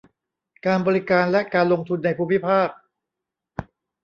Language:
Thai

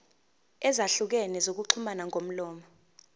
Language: Zulu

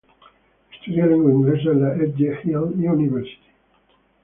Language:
Spanish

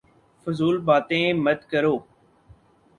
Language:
Urdu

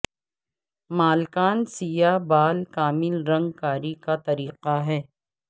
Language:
Urdu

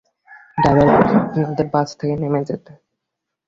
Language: Bangla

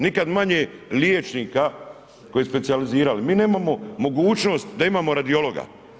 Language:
Croatian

